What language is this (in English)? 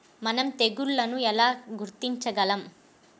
Telugu